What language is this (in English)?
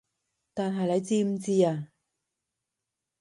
Cantonese